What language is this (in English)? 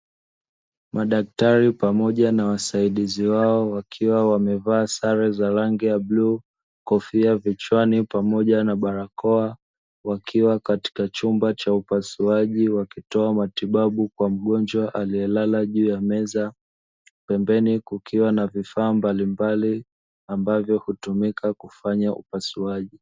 Swahili